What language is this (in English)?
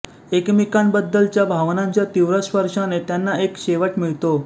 Marathi